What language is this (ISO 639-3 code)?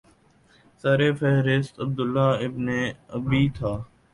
urd